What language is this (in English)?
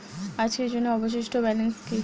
Bangla